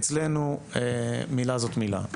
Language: Hebrew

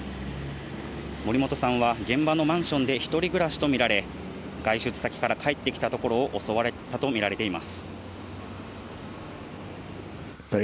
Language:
Japanese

